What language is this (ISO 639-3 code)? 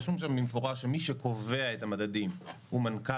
heb